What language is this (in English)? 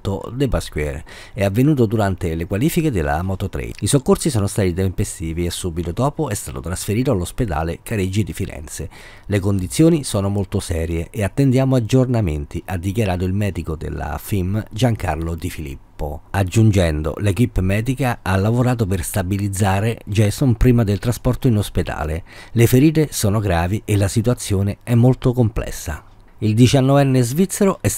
Italian